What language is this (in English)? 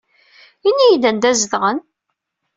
Kabyle